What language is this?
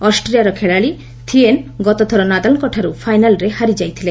Odia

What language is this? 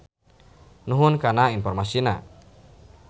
Sundanese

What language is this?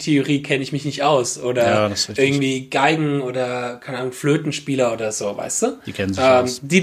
German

